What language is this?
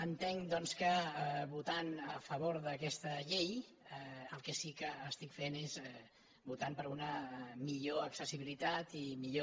Catalan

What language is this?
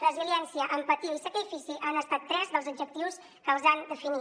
Catalan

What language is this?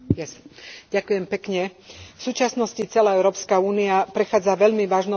Slovak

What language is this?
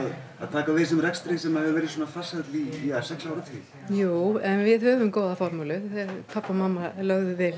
Icelandic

